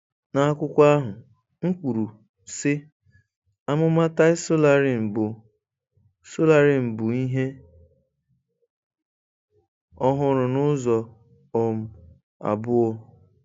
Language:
Igbo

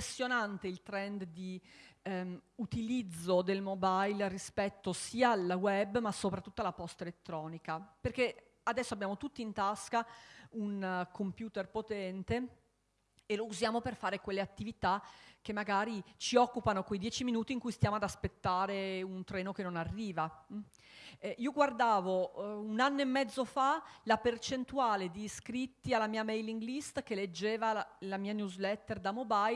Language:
Italian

